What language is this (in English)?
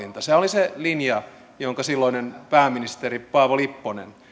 Finnish